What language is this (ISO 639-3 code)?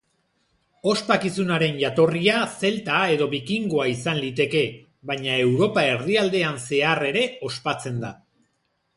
eus